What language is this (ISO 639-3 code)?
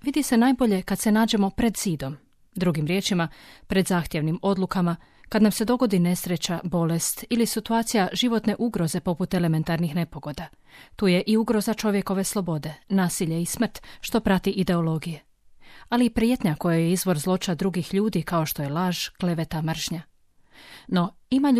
hrv